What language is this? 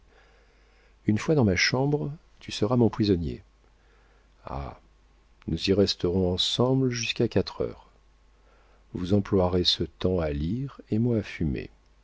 French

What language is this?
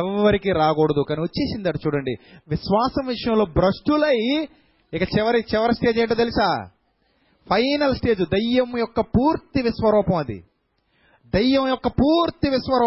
Telugu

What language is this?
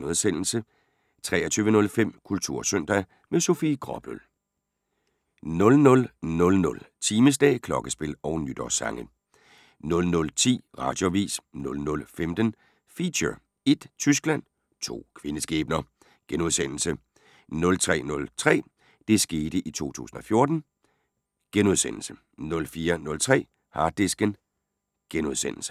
Danish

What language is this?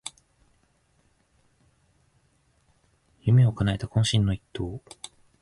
Japanese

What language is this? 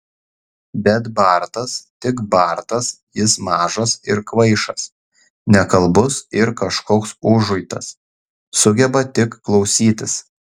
Lithuanian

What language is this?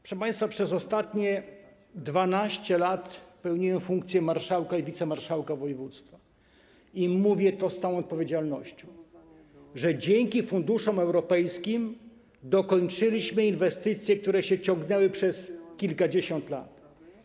Polish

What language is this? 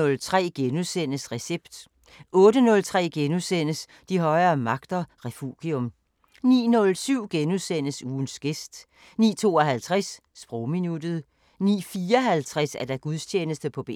Danish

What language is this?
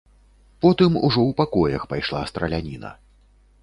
Belarusian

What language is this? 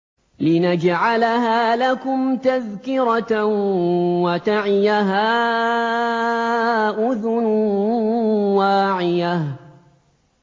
Arabic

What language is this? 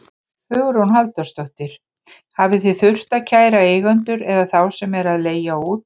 Icelandic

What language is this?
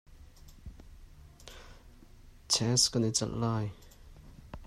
Hakha Chin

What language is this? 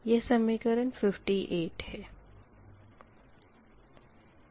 Hindi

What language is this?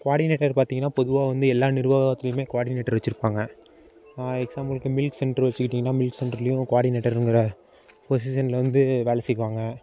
Tamil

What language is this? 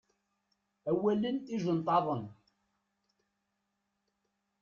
Kabyle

